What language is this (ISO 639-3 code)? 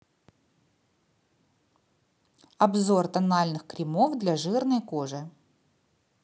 rus